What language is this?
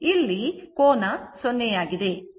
Kannada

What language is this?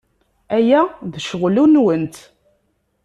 Kabyle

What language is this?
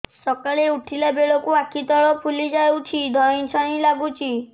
Odia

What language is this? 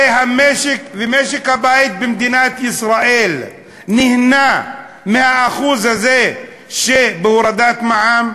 Hebrew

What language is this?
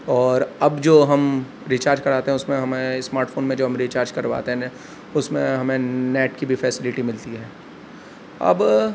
Urdu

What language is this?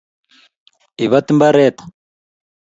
Kalenjin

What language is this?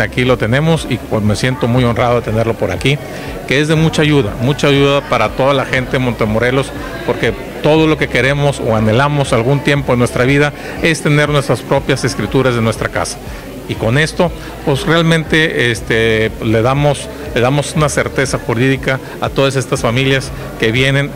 Spanish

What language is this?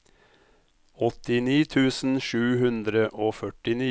Norwegian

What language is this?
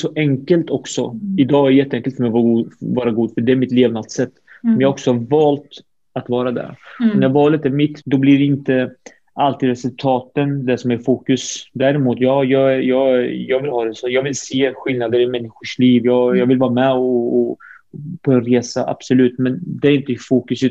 Swedish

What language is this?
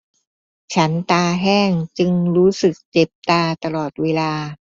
Thai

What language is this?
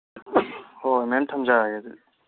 Manipuri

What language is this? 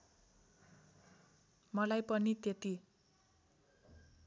Nepali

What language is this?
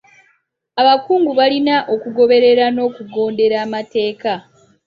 Ganda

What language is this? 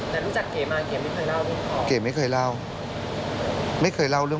Thai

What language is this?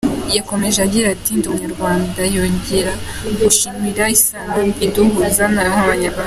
Kinyarwanda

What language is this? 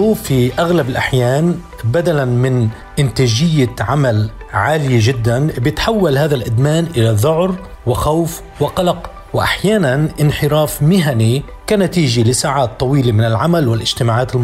Arabic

